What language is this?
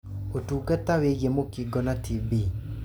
Kikuyu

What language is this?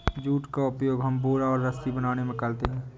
Hindi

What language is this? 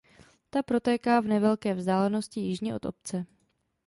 Czech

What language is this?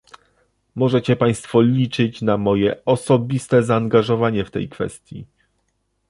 Polish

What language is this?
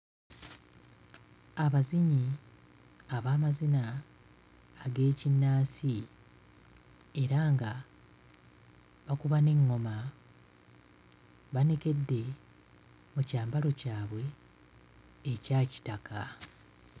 Ganda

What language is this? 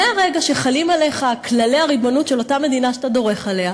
Hebrew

